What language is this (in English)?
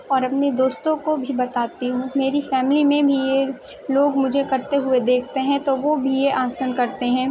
Urdu